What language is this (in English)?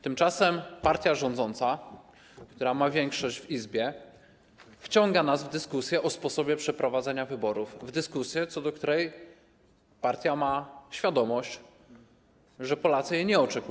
Polish